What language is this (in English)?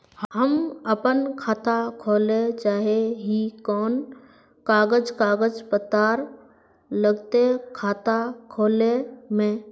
Magahi